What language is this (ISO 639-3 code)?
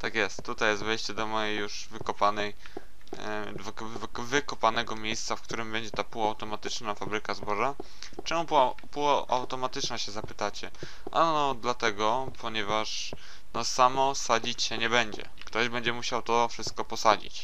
pol